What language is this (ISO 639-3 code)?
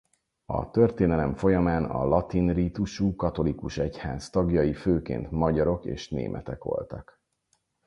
hun